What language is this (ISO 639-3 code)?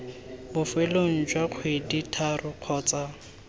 tsn